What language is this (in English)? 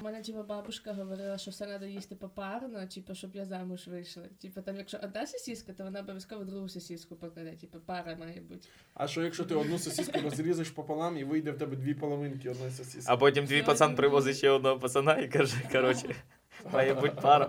Ukrainian